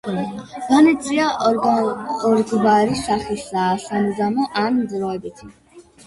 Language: Georgian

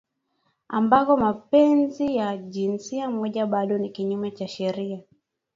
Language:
Swahili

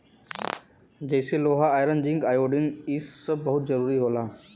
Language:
Bhojpuri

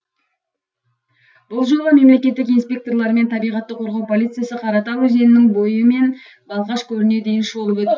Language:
Kazakh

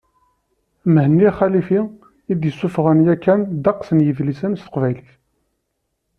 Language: Kabyle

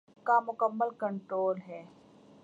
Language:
Urdu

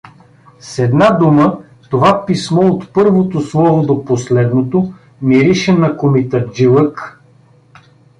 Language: Bulgarian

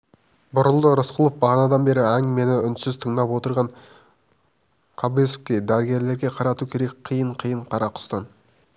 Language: Kazakh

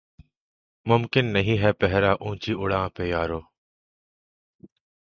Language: Urdu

